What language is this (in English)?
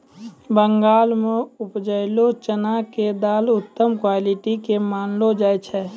Maithili